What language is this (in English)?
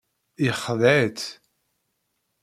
Kabyle